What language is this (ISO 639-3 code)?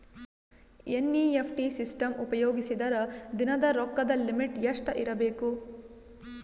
kan